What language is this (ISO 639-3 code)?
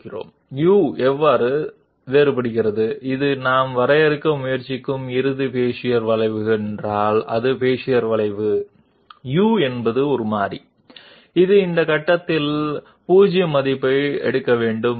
tel